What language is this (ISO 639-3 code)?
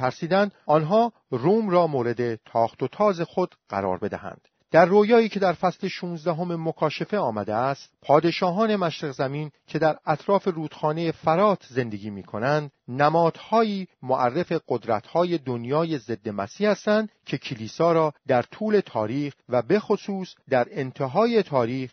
fas